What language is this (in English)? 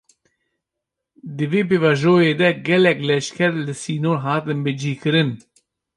Kurdish